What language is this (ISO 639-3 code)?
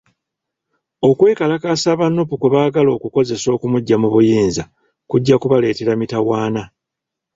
lug